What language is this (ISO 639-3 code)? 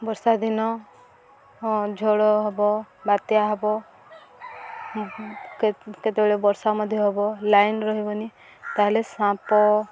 ori